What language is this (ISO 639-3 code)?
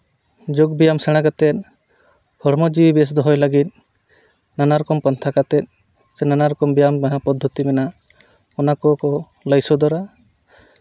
sat